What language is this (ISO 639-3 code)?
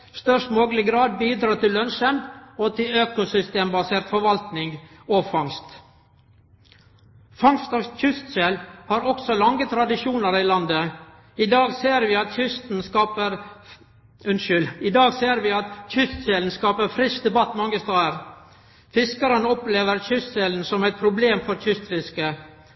nno